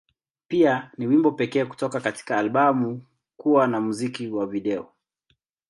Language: Swahili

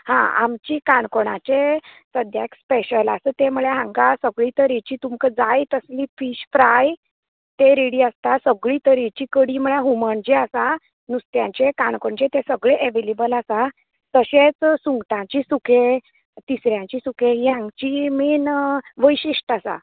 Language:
Konkani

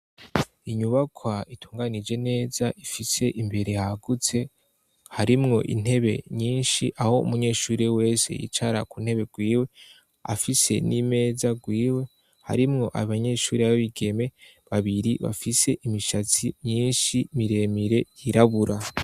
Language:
Rundi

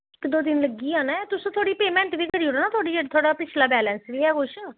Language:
Dogri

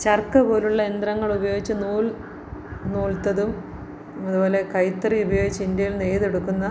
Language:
Malayalam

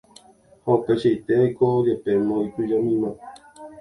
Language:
Guarani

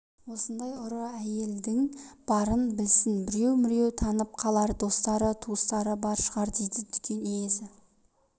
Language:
Kazakh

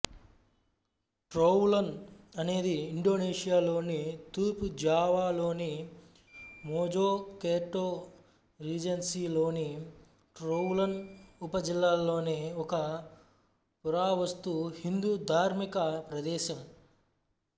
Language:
Telugu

